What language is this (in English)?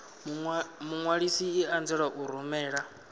Venda